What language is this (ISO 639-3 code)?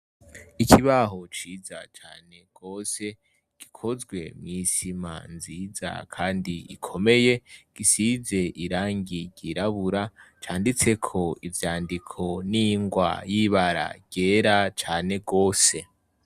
run